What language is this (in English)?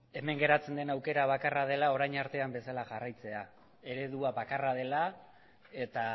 Basque